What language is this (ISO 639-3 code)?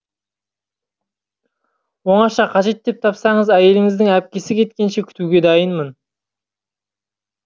kaz